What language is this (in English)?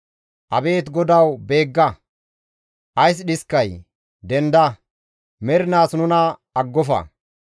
Gamo